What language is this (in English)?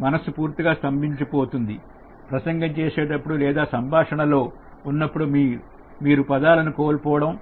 Telugu